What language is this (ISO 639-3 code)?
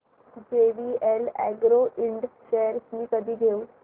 mar